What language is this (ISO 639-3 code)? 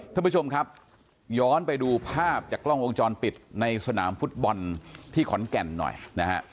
tha